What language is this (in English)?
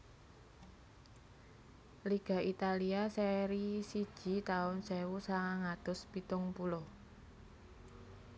Javanese